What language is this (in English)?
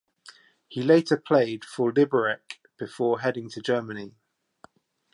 English